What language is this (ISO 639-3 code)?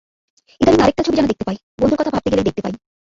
ben